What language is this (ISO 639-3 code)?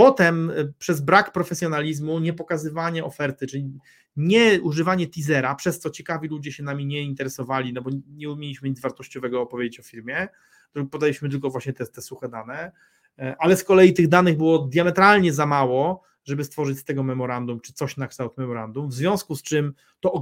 pol